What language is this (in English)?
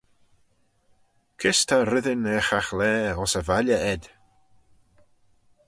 Manx